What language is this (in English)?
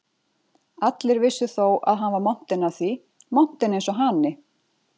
Icelandic